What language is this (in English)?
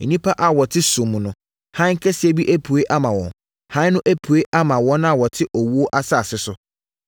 Akan